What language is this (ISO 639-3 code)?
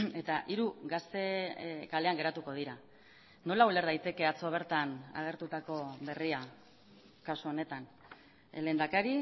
eus